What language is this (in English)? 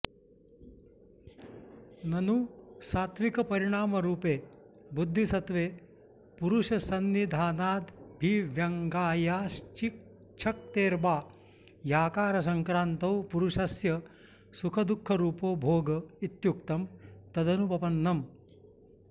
Sanskrit